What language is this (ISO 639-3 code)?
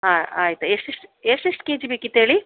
kan